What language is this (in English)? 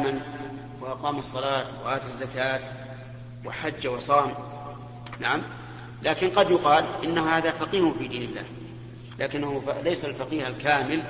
Arabic